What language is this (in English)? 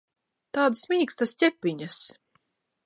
Latvian